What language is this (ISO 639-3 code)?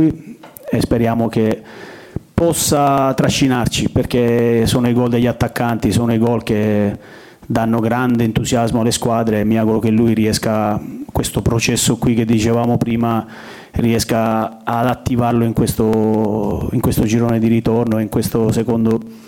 ita